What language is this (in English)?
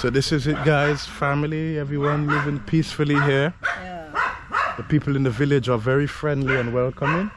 English